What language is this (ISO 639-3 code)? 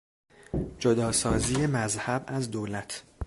fas